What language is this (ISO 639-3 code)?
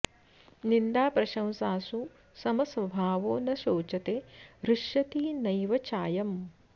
san